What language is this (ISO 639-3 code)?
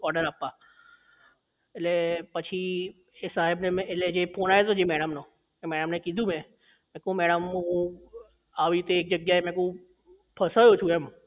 guj